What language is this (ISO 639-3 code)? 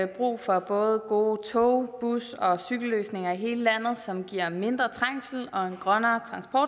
dan